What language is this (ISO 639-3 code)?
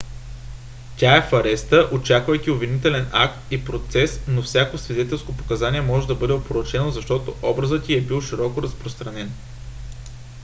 bul